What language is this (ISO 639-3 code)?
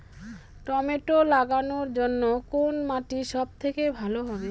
ben